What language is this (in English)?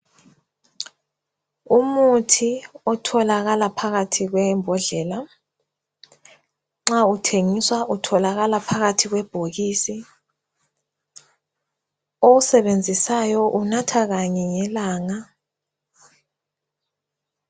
North Ndebele